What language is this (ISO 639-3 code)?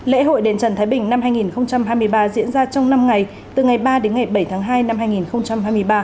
vie